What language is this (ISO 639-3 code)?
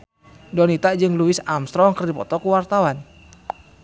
sun